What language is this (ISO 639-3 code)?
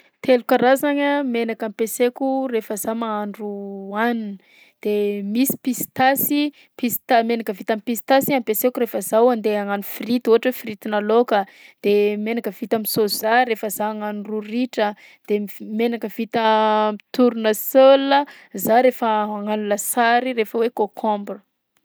bzc